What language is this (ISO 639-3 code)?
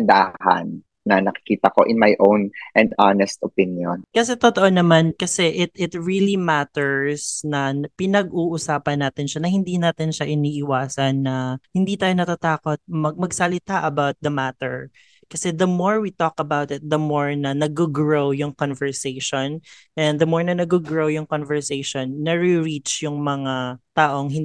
fil